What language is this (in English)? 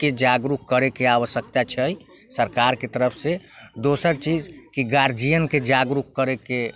Maithili